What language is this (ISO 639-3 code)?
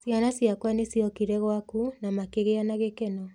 kik